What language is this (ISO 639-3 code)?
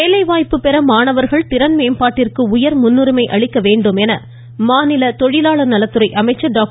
tam